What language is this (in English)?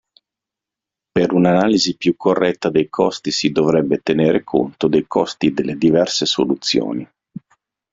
Italian